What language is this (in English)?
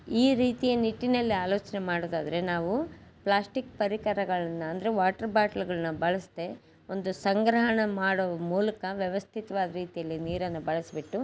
Kannada